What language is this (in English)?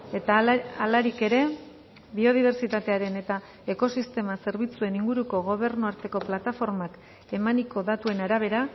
Basque